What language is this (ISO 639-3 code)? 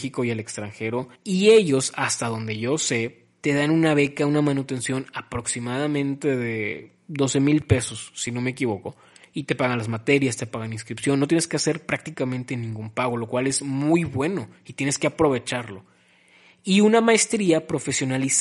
spa